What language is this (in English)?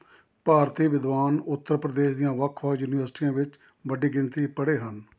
Punjabi